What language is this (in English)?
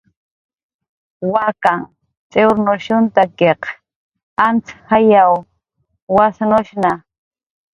Jaqaru